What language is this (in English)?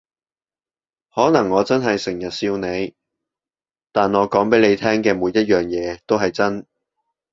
Cantonese